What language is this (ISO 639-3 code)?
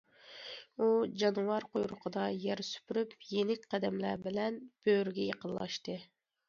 uig